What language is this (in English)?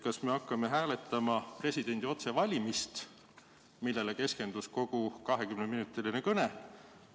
Estonian